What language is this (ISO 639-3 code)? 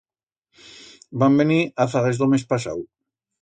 arg